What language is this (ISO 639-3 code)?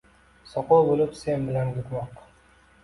uzb